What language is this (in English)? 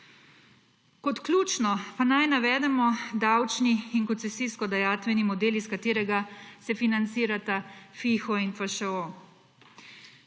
Slovenian